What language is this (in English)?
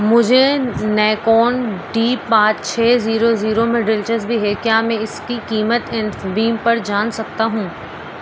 Urdu